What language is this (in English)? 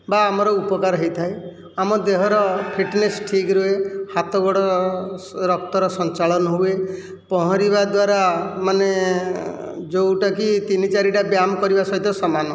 Odia